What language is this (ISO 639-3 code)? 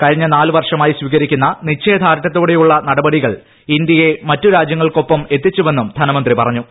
mal